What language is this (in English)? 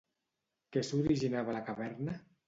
Catalan